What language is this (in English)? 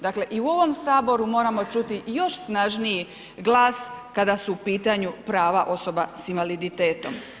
Croatian